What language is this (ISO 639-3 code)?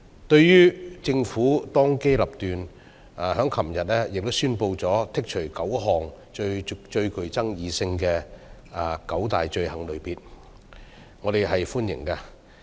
yue